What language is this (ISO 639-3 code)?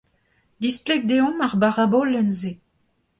bre